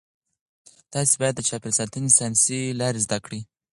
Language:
Pashto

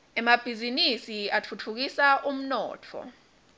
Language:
Swati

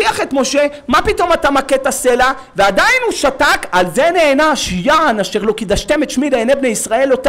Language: Hebrew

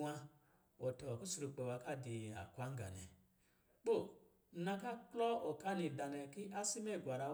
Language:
Lijili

